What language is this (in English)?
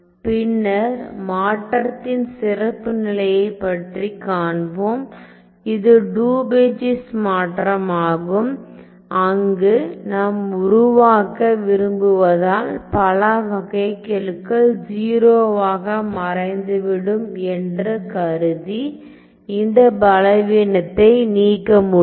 Tamil